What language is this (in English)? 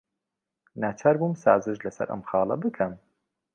Central Kurdish